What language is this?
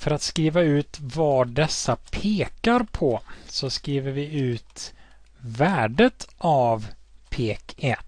Swedish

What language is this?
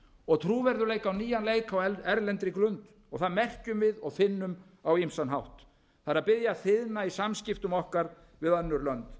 Icelandic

